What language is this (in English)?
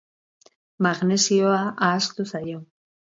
Basque